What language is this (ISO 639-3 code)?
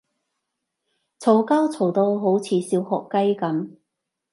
yue